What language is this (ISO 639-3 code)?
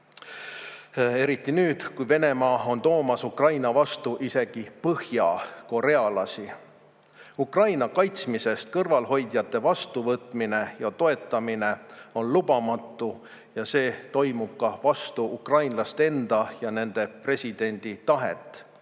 est